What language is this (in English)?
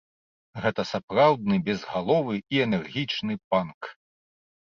Belarusian